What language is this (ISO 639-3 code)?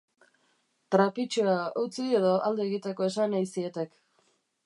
eus